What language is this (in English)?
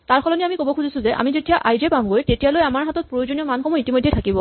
Assamese